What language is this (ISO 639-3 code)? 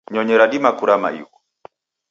dav